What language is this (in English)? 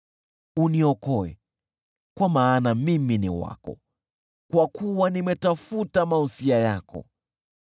Swahili